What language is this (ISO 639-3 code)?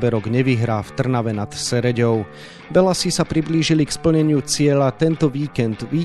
slk